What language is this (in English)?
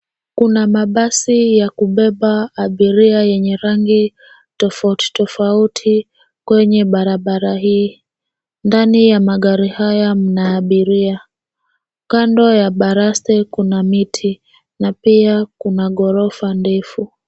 Swahili